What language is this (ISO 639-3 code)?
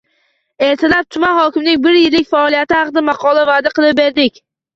uzb